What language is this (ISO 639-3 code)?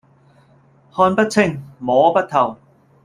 yue